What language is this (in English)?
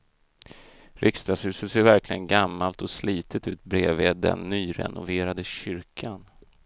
Swedish